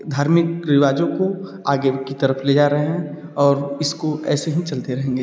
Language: Hindi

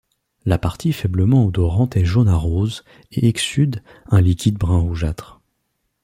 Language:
French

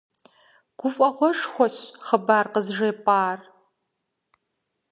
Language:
Kabardian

